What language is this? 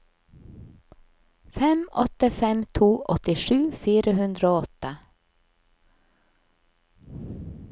Norwegian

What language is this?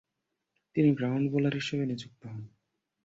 Bangla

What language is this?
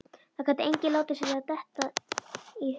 Icelandic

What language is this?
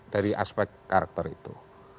Indonesian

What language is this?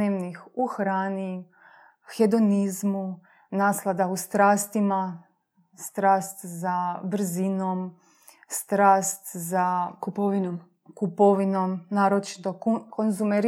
Croatian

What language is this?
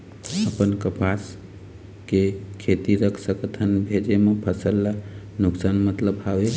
Chhattisgarhi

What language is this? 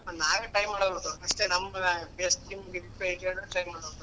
Kannada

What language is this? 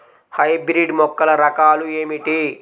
Telugu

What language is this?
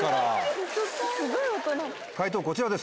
Japanese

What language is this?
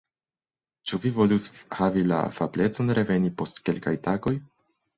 Esperanto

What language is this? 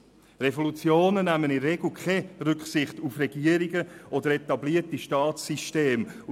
Swiss German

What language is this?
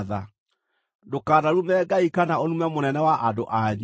Kikuyu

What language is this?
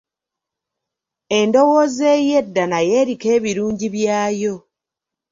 Ganda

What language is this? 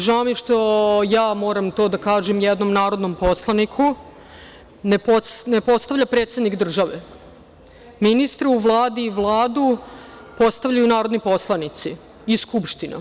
Serbian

